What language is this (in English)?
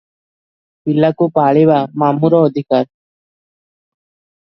Odia